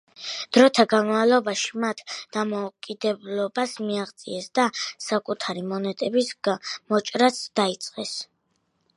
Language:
Georgian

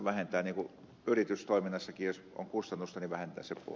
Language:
Finnish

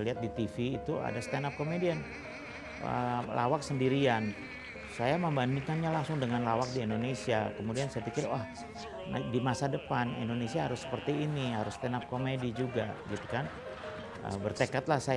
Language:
Indonesian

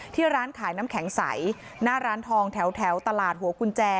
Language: Thai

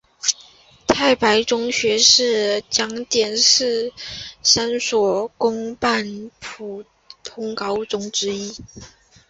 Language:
Chinese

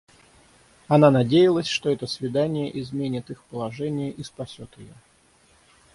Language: Russian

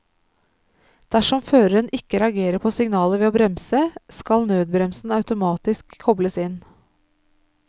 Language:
Norwegian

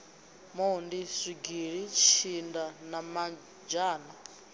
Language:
Venda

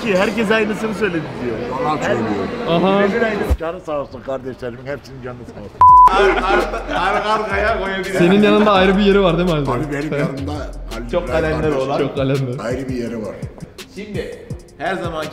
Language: Turkish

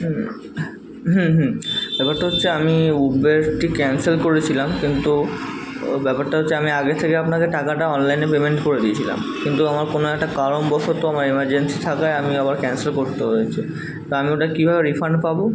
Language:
Bangla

